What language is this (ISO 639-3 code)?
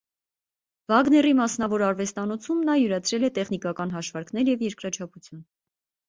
hye